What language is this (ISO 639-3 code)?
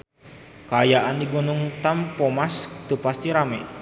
sun